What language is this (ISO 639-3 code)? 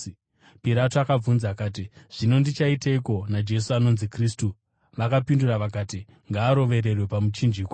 sna